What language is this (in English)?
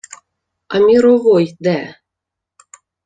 Ukrainian